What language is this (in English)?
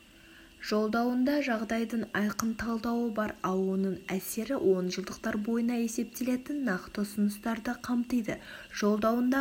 Kazakh